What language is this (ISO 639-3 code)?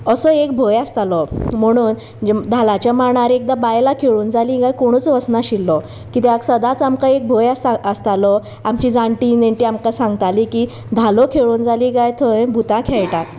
kok